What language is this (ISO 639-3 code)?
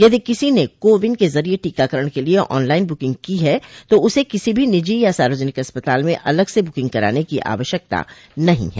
hin